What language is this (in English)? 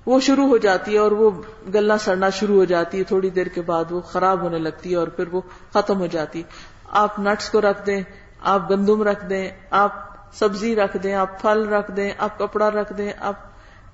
Urdu